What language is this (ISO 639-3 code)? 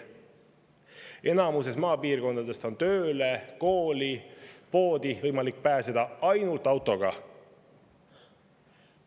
est